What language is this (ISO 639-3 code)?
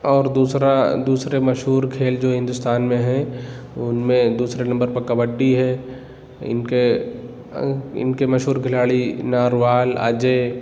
urd